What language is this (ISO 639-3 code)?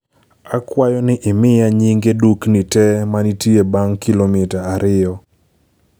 luo